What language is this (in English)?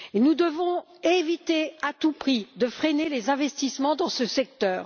French